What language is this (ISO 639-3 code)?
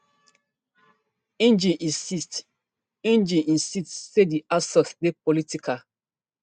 pcm